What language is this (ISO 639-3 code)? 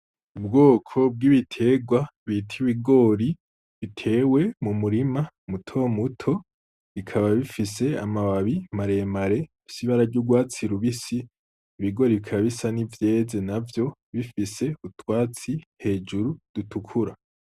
run